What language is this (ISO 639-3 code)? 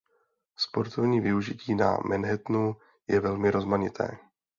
ces